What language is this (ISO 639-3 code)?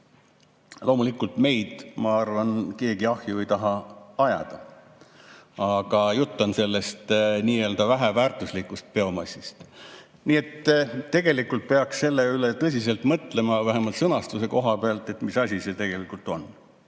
est